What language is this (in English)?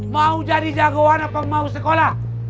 Indonesian